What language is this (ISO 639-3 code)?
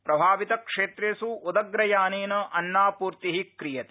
san